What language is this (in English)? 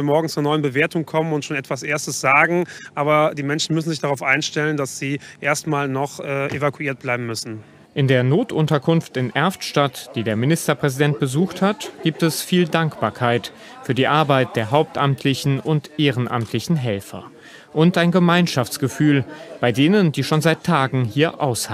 German